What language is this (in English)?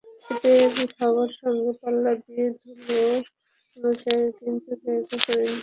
Bangla